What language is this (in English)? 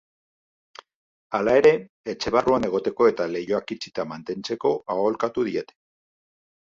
Basque